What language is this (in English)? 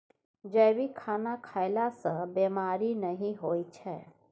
Maithili